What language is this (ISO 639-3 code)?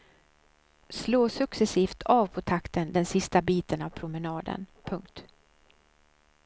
swe